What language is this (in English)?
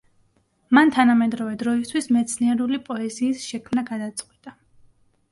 Georgian